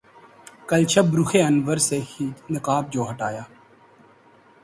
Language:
Urdu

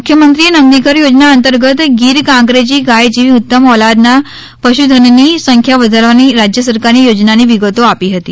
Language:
Gujarati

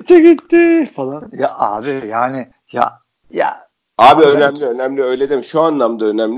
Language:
Turkish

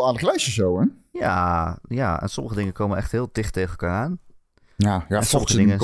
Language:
Dutch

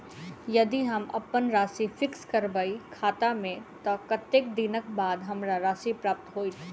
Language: Maithili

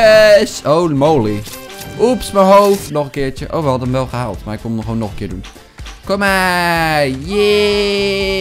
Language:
Dutch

